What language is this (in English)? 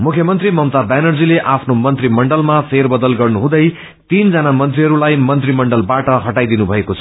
Nepali